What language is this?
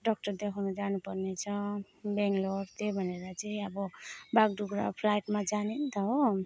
Nepali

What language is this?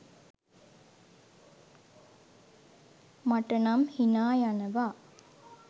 Sinhala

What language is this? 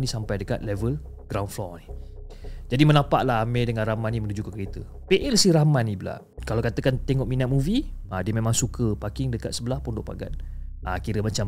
Malay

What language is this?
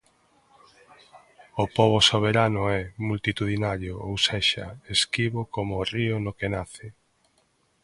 Galician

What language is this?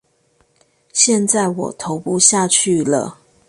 Chinese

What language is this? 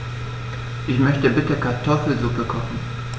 German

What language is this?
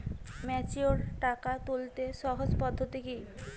Bangla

